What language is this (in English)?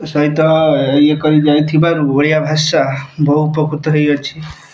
Odia